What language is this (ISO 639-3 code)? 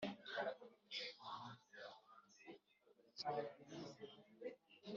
kin